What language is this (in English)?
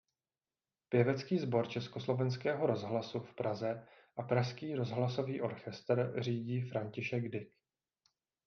Czech